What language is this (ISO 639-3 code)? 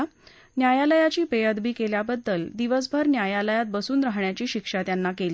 mar